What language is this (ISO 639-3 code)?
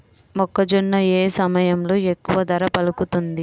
tel